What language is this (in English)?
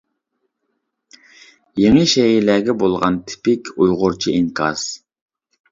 Uyghur